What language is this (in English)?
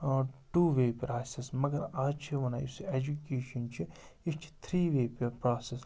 Kashmiri